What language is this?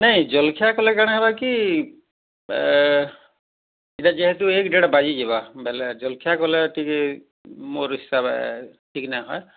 Odia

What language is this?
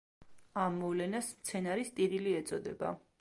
Georgian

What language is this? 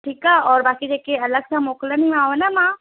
Sindhi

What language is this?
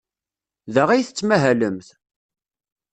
Kabyle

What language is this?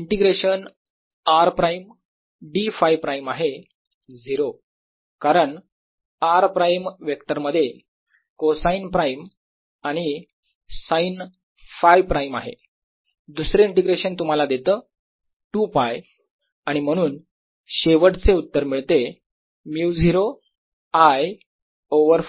Marathi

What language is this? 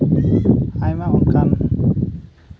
Santali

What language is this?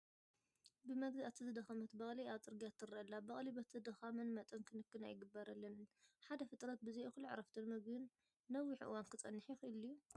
Tigrinya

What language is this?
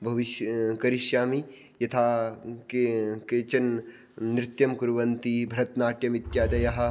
Sanskrit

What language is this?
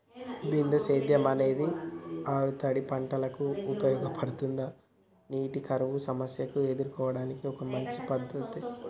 Telugu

